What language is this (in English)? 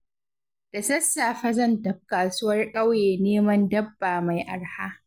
Hausa